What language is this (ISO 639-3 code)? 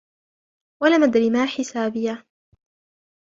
ara